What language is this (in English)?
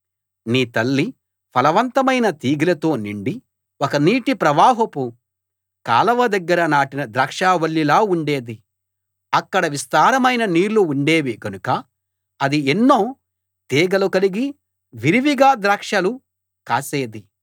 Telugu